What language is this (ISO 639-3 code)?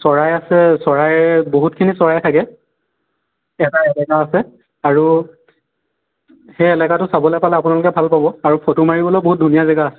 asm